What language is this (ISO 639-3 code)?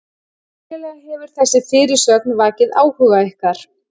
isl